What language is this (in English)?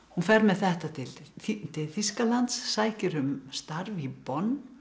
Icelandic